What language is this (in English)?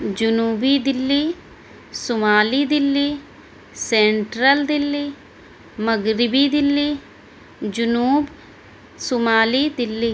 Urdu